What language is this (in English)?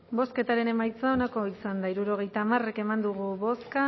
Basque